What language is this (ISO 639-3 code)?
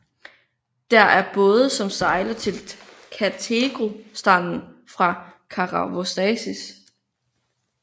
dan